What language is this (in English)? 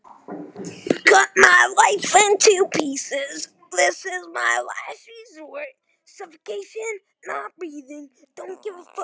Icelandic